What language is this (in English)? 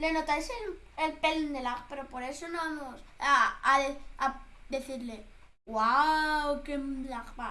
Spanish